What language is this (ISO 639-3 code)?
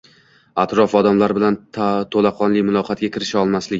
uzb